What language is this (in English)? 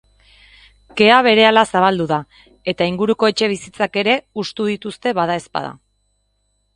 Basque